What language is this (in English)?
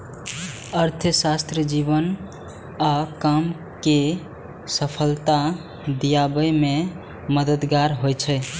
Maithili